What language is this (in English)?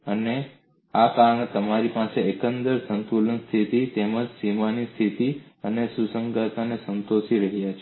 Gujarati